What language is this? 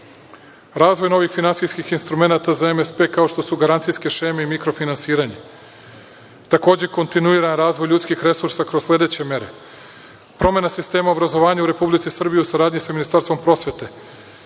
Serbian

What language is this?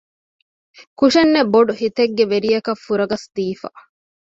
Divehi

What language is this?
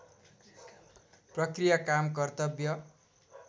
Nepali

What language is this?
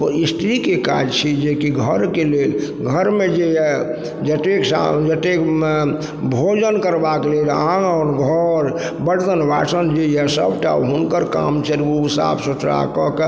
Maithili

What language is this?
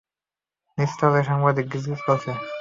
Bangla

